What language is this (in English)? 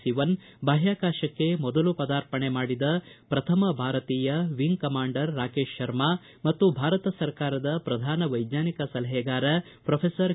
Kannada